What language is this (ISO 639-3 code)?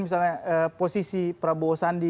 ind